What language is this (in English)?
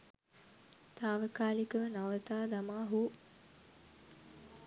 Sinhala